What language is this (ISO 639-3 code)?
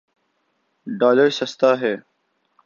urd